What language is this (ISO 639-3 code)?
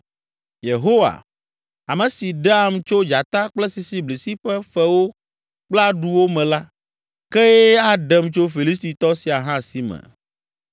ewe